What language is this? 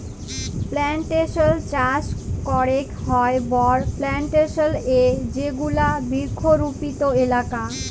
Bangla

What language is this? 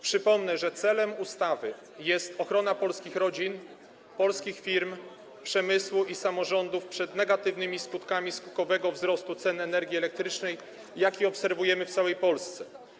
Polish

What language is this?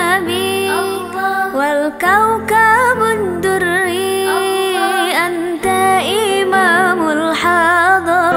Arabic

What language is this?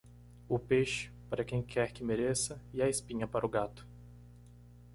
Portuguese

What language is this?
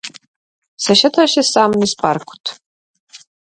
Macedonian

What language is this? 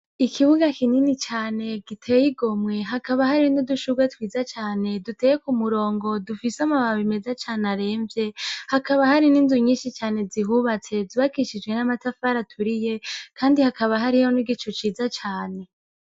Rundi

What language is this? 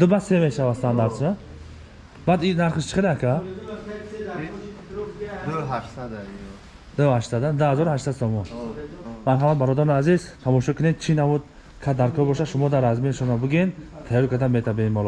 Turkish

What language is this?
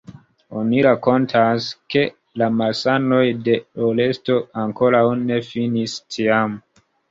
Esperanto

